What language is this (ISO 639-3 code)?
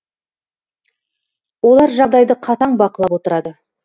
kaz